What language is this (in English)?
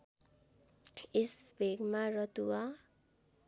Nepali